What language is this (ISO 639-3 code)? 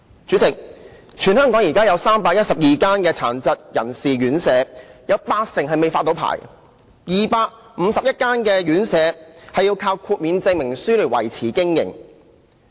yue